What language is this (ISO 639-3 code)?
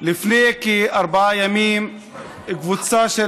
heb